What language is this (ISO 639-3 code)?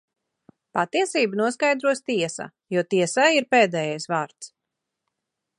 lav